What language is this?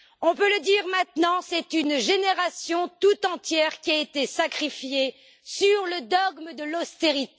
French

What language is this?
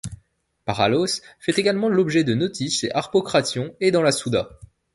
French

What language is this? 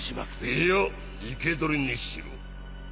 Japanese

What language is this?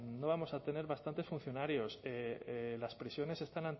Spanish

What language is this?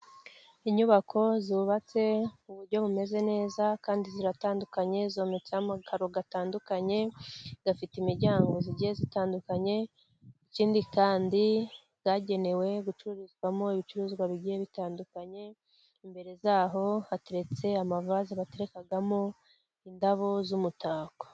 Kinyarwanda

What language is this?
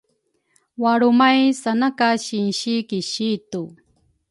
Rukai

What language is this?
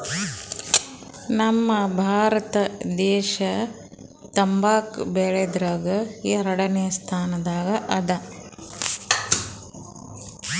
Kannada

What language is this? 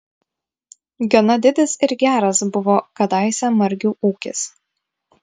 Lithuanian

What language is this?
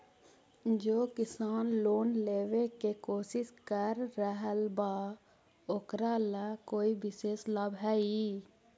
Magahi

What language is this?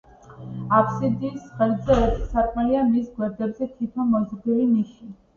Georgian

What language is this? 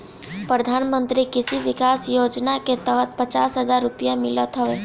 Bhojpuri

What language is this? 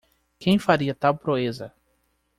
Portuguese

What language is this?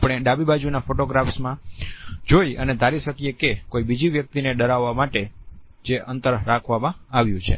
Gujarati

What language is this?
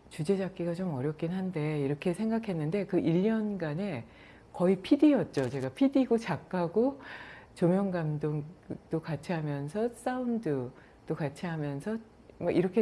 Korean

